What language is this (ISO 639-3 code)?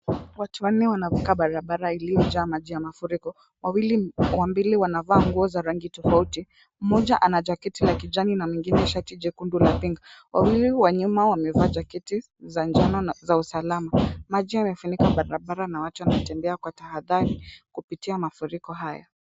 swa